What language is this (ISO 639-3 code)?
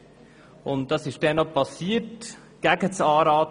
gsw